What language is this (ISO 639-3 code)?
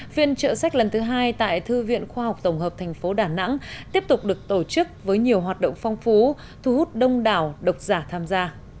vie